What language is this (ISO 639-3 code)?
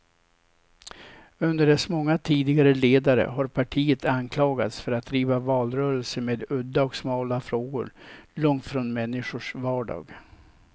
swe